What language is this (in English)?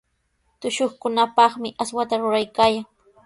Sihuas Ancash Quechua